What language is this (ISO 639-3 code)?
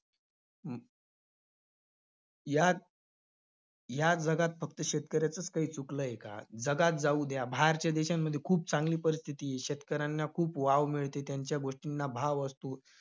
mar